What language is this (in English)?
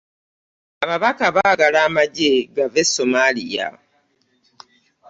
Ganda